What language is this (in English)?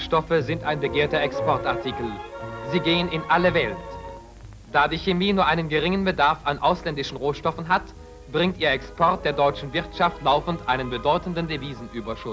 German